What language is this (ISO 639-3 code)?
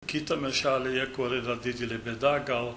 lit